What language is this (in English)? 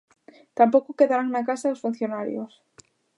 Galician